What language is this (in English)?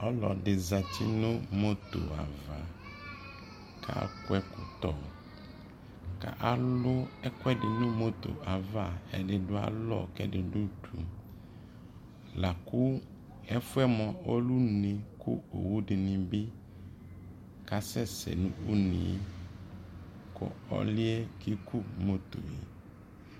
Ikposo